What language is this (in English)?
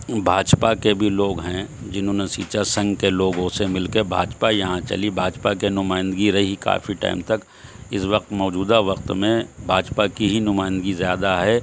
Urdu